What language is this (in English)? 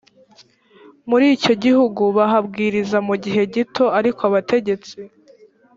Kinyarwanda